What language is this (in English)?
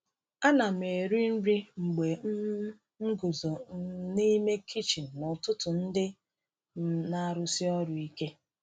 Igbo